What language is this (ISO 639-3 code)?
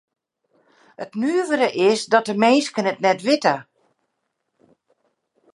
fry